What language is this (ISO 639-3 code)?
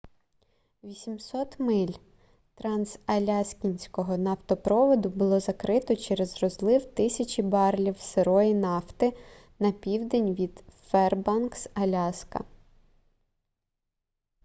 ukr